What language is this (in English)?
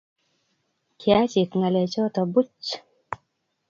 Kalenjin